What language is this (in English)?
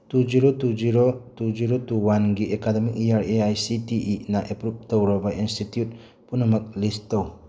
Manipuri